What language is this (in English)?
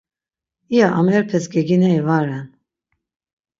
Laz